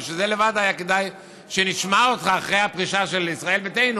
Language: Hebrew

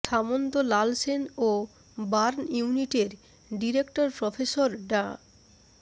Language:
Bangla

